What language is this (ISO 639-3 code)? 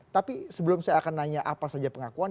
ind